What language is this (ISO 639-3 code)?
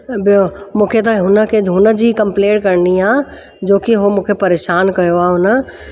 snd